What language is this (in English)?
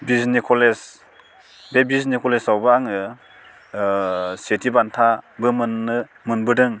Bodo